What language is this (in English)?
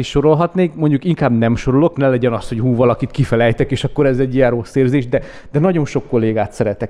Hungarian